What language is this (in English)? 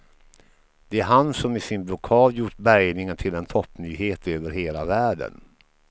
Swedish